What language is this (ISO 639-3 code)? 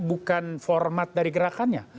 ind